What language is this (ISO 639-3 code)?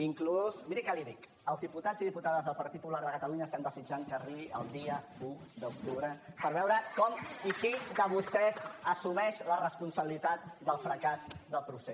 cat